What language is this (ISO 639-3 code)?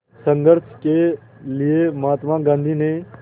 hin